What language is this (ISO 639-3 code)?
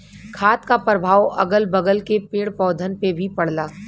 bho